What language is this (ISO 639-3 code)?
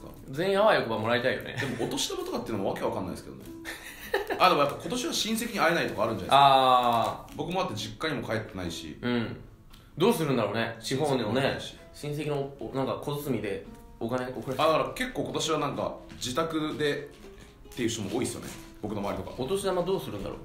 jpn